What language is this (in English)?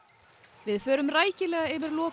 Icelandic